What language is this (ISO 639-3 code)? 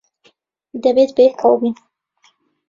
ckb